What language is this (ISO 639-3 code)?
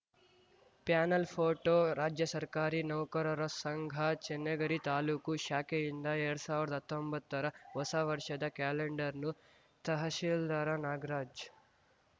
kan